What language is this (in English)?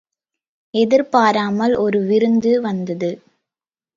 Tamil